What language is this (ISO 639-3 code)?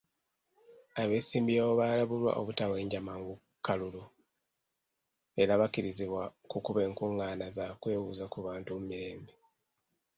lug